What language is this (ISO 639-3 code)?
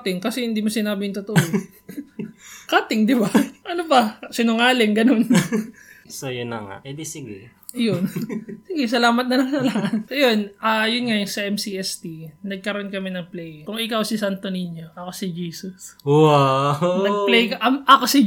fil